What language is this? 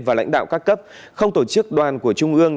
Vietnamese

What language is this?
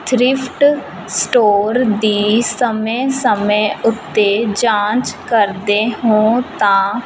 Punjabi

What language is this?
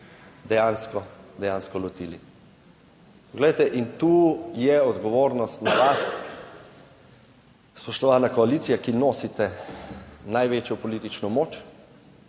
Slovenian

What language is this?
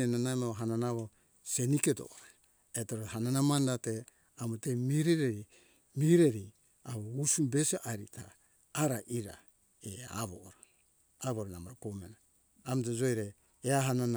Hunjara-Kaina Ke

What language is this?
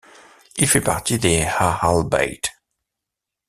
French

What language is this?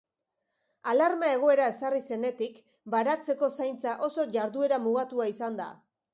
Basque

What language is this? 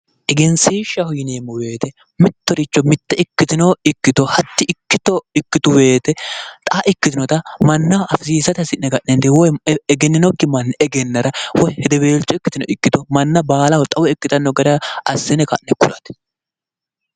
Sidamo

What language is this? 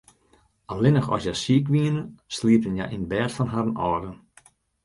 Western Frisian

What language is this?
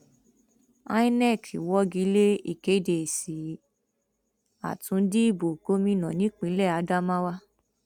Yoruba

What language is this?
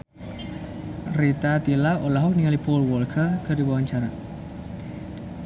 Sundanese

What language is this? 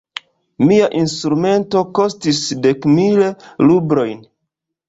Esperanto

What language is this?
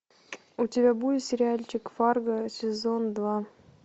Russian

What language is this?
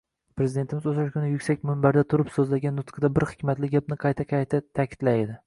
Uzbek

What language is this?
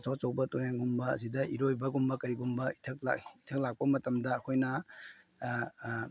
Manipuri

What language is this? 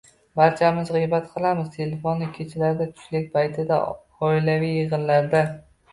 Uzbek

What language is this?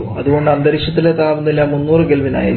Malayalam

